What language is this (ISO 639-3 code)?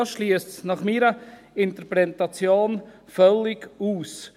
gsw